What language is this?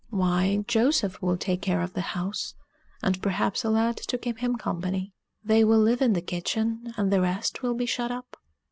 English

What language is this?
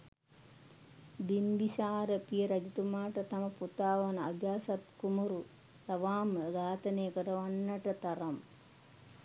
Sinhala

